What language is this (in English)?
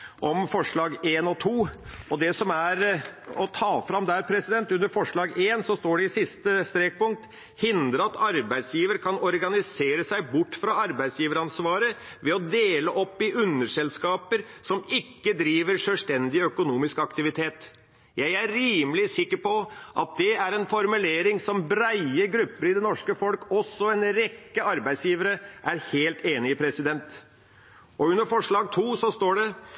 Norwegian Bokmål